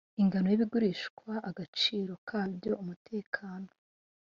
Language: Kinyarwanda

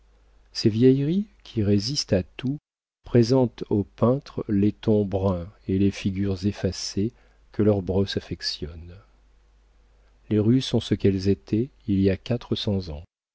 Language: French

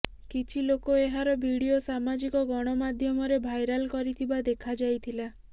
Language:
Odia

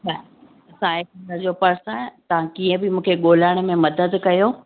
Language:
Sindhi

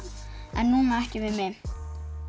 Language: Icelandic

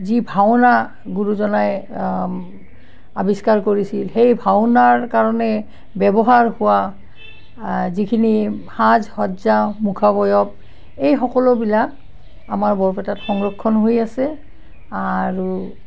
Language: Assamese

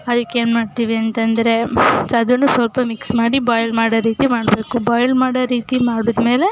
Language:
Kannada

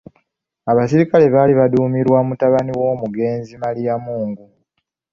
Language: Ganda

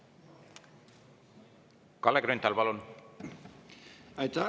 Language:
Estonian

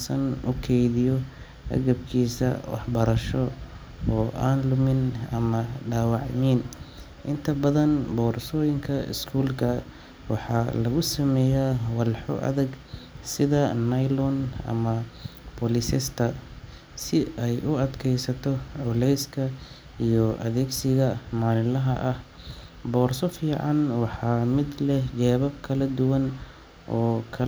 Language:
Somali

